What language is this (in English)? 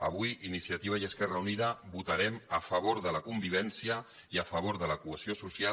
Catalan